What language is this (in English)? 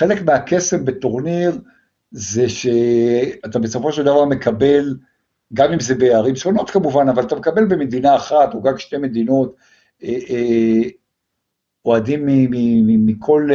Hebrew